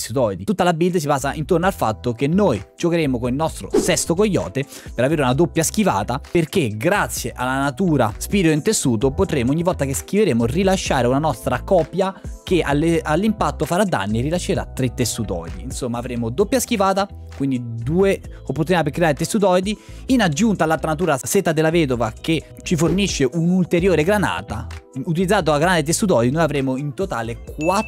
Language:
Italian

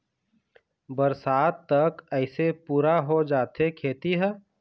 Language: Chhattisgarhi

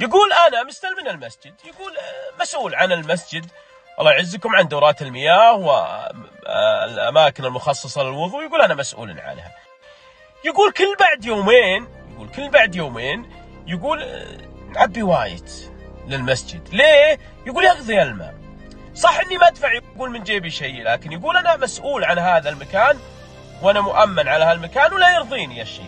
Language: Arabic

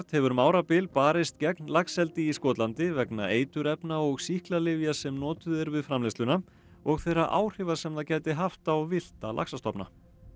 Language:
Icelandic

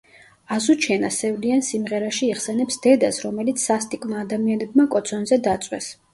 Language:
Georgian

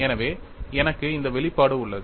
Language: Tamil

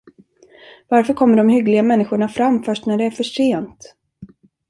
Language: Swedish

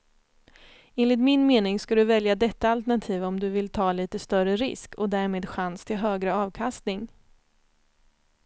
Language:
Swedish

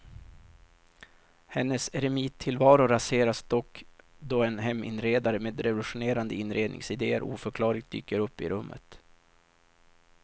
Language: Swedish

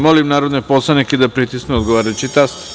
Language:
Serbian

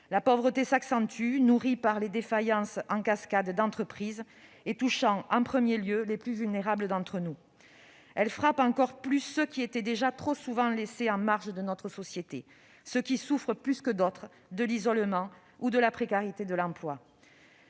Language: French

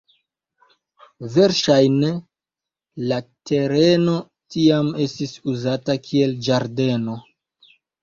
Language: Esperanto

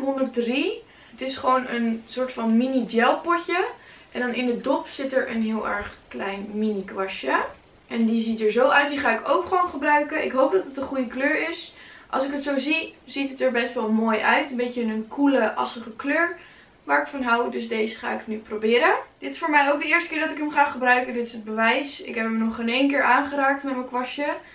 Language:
Dutch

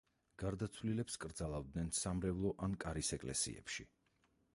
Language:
Georgian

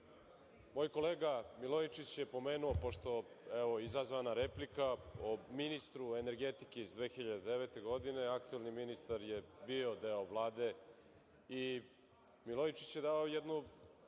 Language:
Serbian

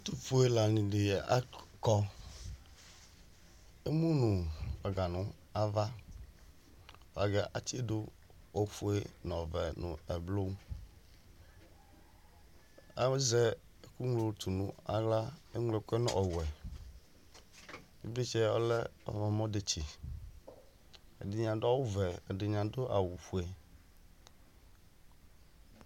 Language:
Ikposo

